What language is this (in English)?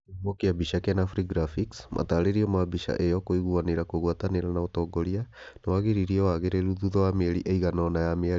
Kikuyu